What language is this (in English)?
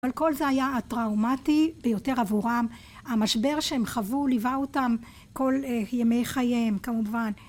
Hebrew